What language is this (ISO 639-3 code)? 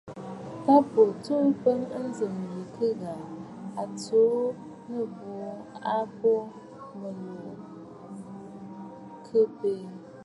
bfd